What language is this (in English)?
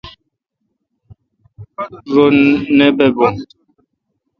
Kalkoti